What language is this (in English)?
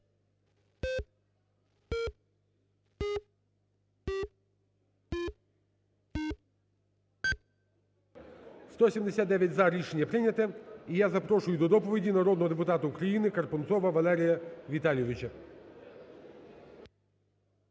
Ukrainian